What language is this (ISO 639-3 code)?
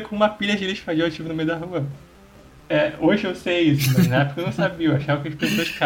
por